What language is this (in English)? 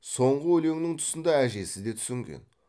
Kazakh